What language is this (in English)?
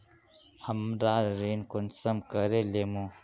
Magahi